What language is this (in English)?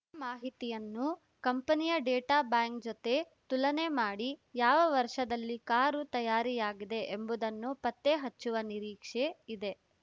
Kannada